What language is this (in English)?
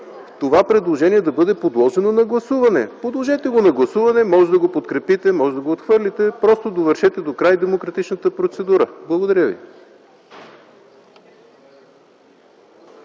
Bulgarian